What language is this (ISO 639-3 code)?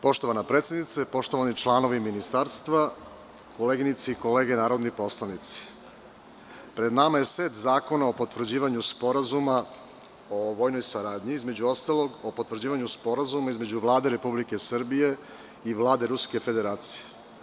srp